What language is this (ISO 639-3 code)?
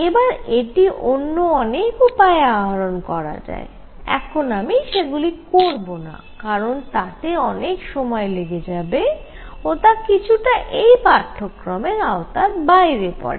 ben